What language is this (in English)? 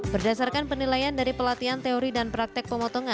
Indonesian